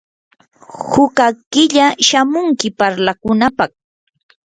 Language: Yanahuanca Pasco Quechua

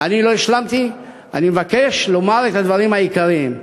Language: Hebrew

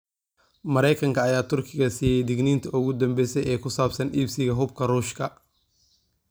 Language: Somali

